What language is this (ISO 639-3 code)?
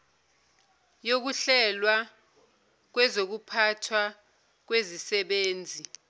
zul